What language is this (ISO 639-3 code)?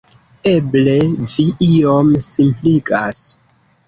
epo